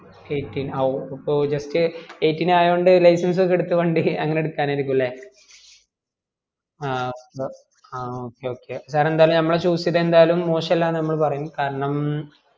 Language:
Malayalam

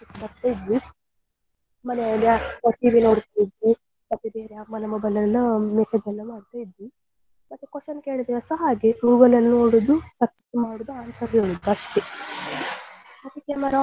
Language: Kannada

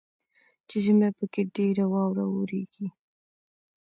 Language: Pashto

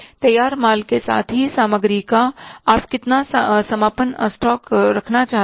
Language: Hindi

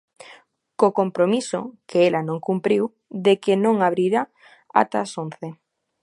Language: Galician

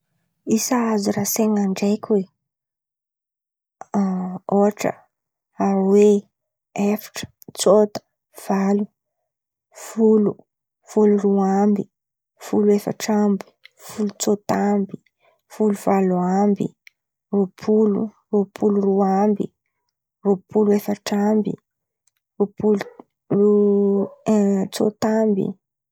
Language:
Antankarana Malagasy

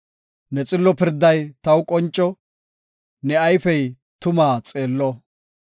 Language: Gofa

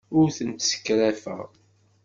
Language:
Kabyle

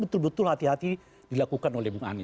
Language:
Indonesian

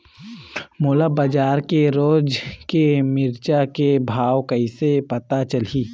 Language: Chhattisgarhi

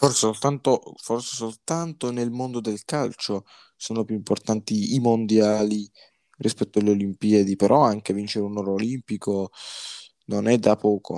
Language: Italian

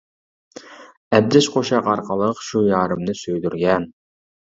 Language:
Uyghur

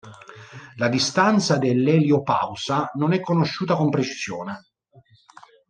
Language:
Italian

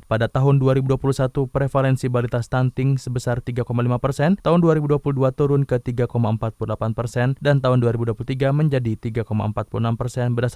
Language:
Indonesian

